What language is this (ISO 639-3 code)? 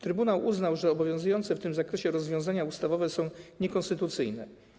pol